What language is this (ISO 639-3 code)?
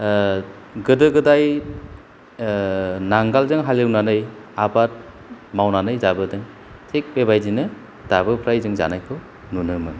brx